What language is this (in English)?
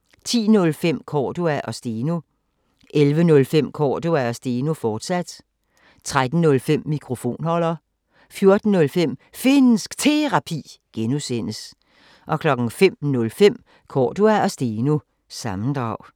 Danish